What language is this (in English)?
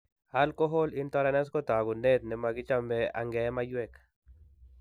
Kalenjin